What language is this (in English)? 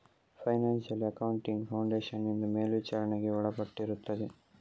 Kannada